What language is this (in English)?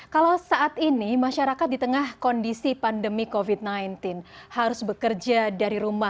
Indonesian